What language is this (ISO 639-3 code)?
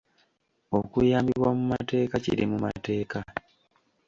lug